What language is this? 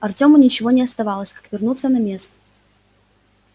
Russian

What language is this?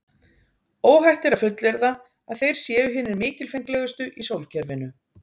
Icelandic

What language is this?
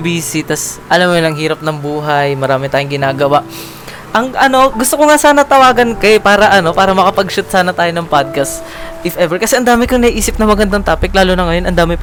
Filipino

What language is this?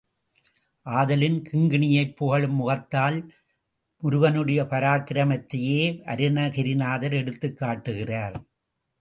Tamil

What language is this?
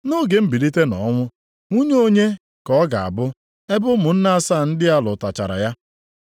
Igbo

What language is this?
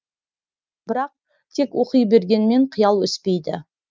Kazakh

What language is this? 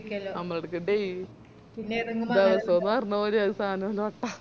Malayalam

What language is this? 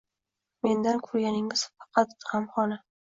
Uzbek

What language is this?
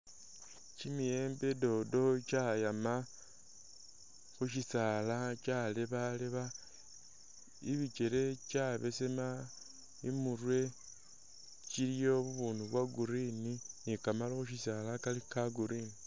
Masaaba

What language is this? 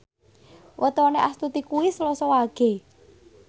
Javanese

